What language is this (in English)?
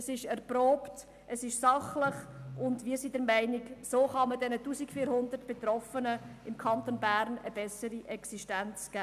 Swiss German